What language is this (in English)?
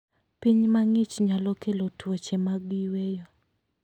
Luo (Kenya and Tanzania)